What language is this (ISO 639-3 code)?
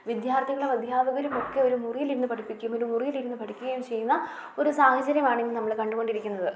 mal